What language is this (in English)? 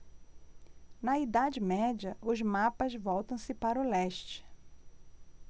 Portuguese